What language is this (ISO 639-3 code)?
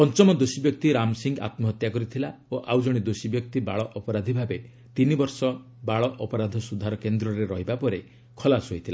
ori